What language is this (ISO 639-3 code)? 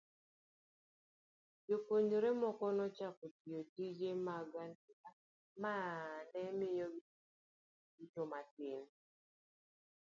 luo